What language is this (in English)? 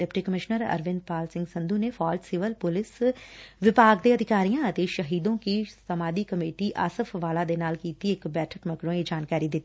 Punjabi